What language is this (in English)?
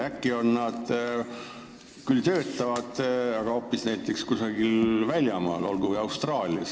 Estonian